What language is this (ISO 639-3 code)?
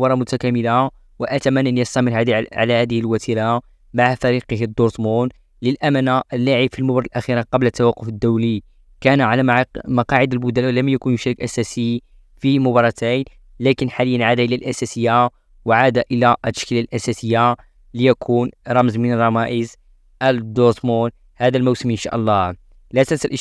ara